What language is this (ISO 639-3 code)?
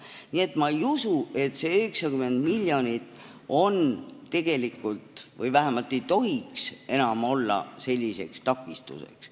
est